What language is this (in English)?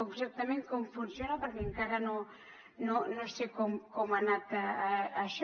Catalan